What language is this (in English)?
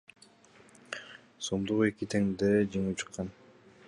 Kyrgyz